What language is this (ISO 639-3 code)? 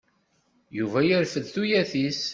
kab